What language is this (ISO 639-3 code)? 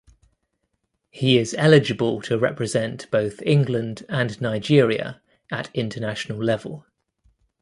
eng